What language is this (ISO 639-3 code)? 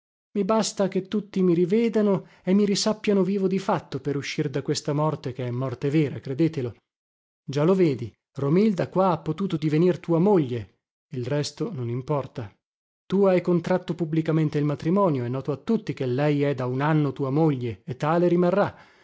ita